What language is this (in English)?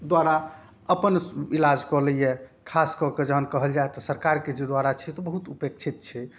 Maithili